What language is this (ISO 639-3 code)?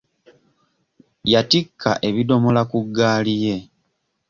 lug